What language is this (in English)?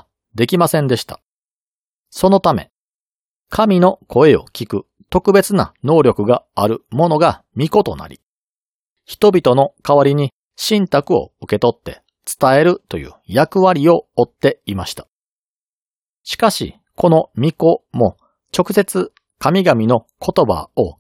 Japanese